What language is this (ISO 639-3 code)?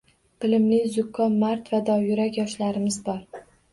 uzb